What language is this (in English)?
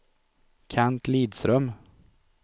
Swedish